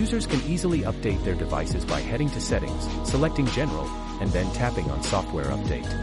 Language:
English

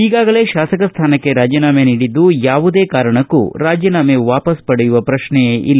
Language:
Kannada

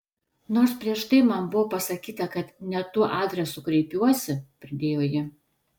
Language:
Lithuanian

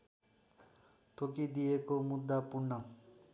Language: Nepali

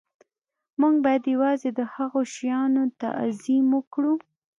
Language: Pashto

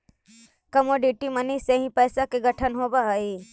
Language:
Magahi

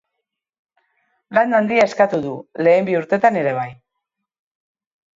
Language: Basque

